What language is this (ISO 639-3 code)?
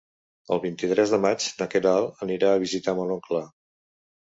cat